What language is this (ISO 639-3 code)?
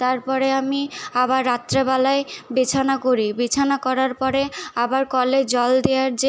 ben